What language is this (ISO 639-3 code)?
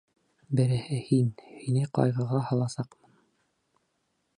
bak